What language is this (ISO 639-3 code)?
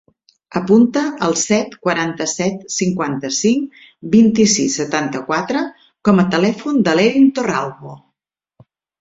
cat